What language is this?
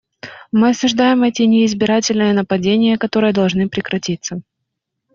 Russian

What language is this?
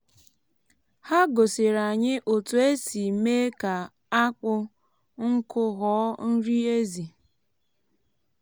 Igbo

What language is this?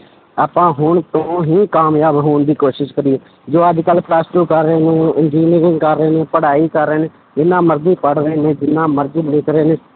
Punjabi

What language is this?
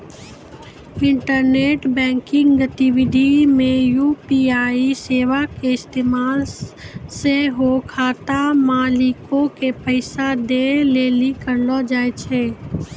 Maithili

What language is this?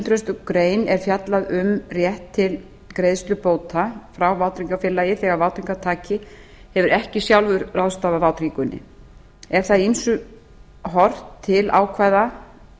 Icelandic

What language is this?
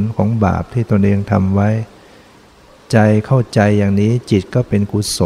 Thai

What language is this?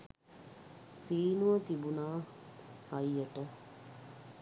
Sinhala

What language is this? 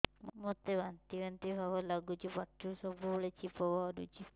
Odia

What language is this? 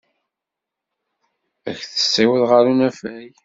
Kabyle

